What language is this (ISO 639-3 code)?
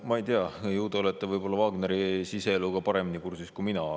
est